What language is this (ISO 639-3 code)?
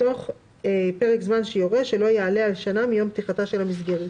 heb